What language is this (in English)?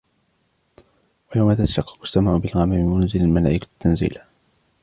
Arabic